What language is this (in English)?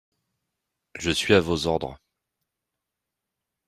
French